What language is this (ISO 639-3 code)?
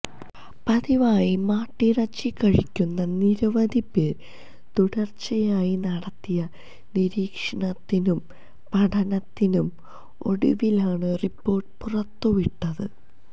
mal